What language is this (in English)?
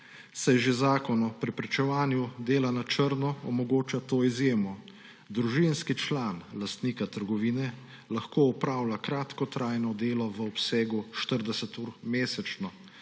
Slovenian